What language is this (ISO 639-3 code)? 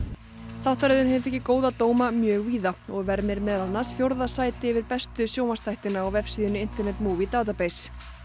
isl